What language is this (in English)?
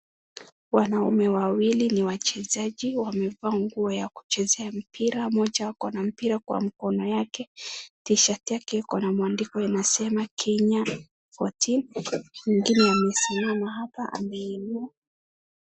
Swahili